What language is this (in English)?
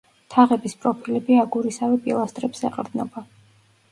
Georgian